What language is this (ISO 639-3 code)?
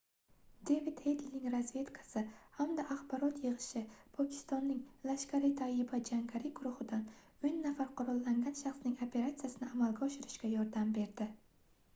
uzb